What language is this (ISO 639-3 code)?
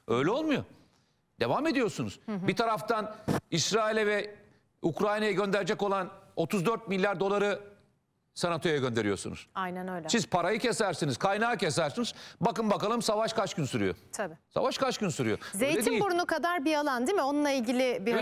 tur